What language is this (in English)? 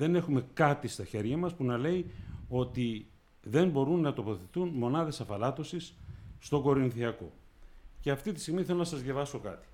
Greek